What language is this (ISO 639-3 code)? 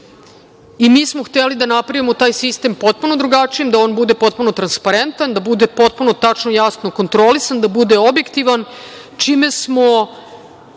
srp